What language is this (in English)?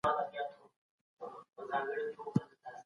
Pashto